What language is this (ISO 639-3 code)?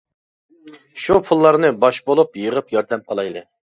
uig